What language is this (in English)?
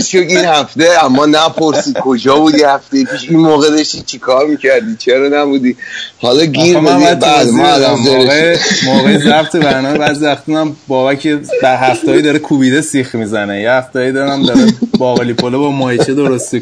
Persian